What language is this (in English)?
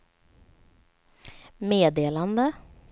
Swedish